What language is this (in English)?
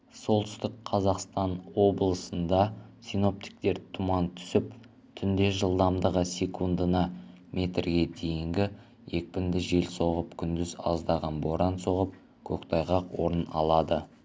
Kazakh